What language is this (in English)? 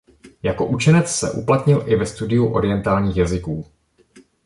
Czech